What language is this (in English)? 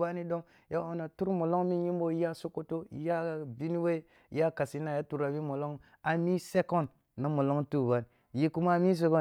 Kulung (Nigeria)